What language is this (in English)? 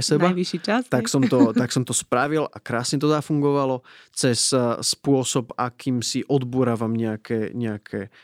Slovak